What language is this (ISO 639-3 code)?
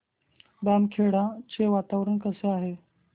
mar